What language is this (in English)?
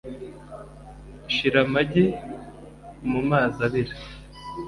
Kinyarwanda